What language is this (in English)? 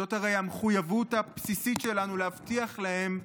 Hebrew